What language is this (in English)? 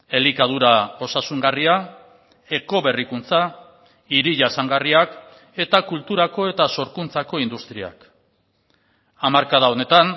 Basque